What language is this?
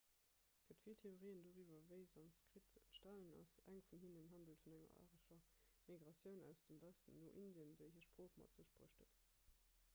Luxembourgish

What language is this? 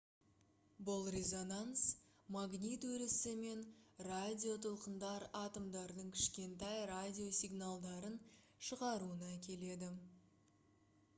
Kazakh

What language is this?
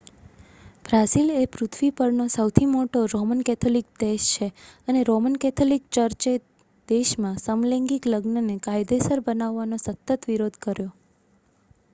Gujarati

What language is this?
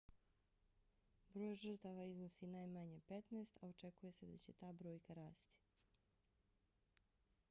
Bosnian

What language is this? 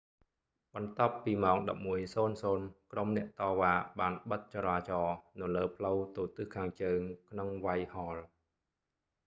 Khmer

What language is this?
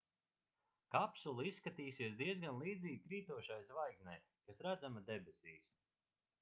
Latvian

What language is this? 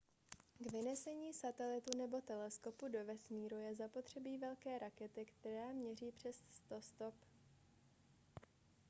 Czech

